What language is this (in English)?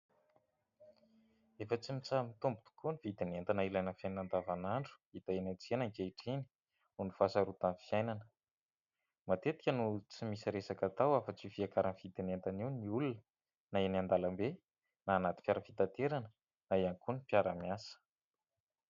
Malagasy